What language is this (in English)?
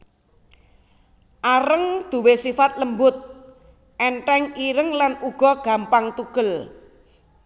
Javanese